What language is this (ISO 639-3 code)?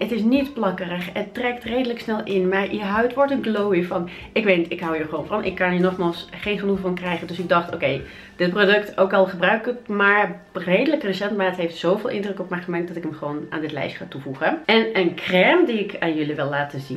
nld